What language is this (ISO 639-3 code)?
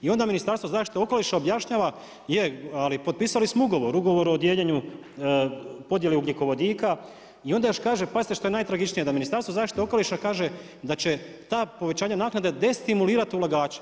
hrv